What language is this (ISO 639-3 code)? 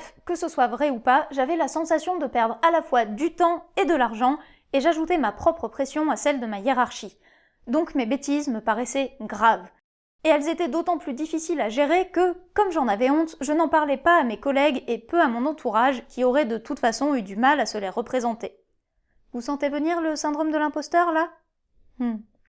fra